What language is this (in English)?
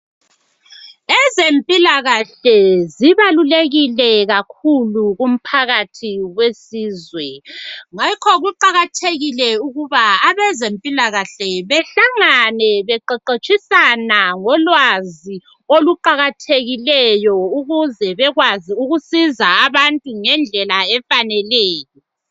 North Ndebele